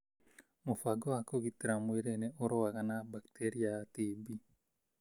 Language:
Kikuyu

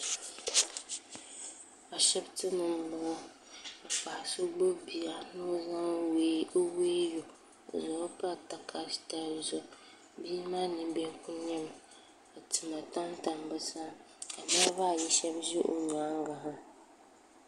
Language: Dagbani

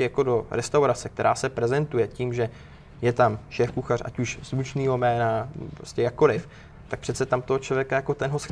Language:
Czech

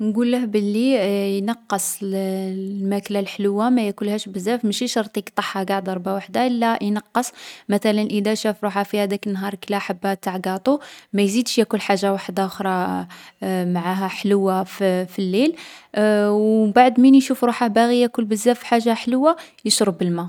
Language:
Algerian Arabic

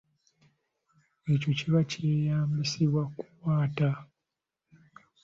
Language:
Ganda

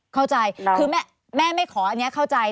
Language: Thai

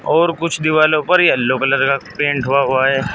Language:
Hindi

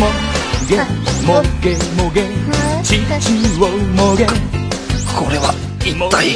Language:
Korean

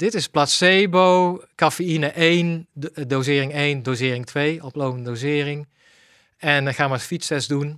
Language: Dutch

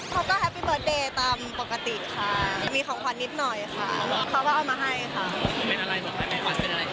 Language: Thai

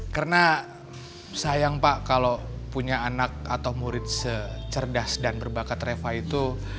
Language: Indonesian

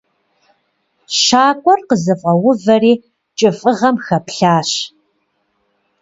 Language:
Kabardian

